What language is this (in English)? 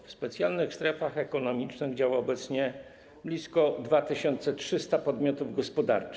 Polish